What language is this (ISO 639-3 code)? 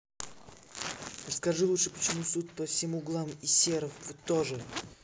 rus